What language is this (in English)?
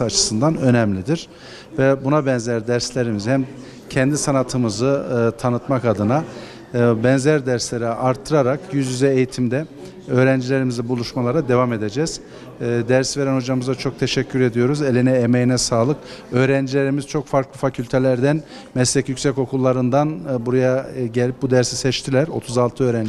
Turkish